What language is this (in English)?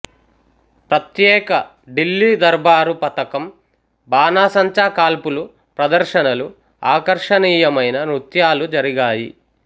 Telugu